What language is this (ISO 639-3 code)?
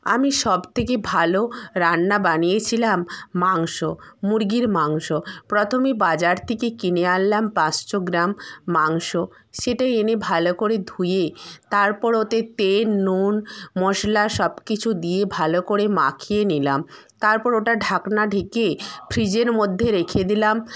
ben